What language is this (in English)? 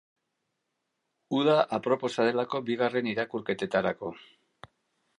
Basque